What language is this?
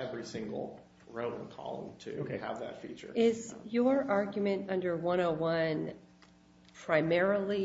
English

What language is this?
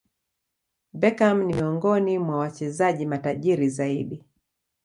Swahili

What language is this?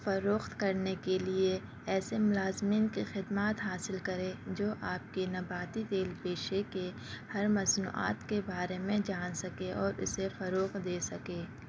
Urdu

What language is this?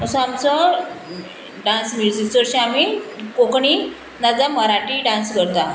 Konkani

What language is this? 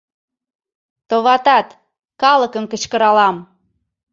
Mari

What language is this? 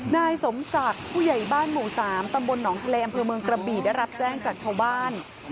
Thai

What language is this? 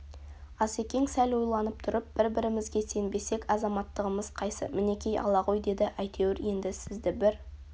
Kazakh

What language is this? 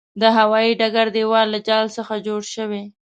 Pashto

